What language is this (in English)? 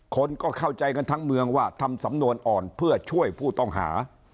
Thai